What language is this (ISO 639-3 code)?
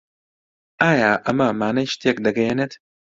ckb